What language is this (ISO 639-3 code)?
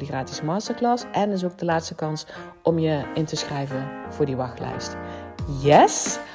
nld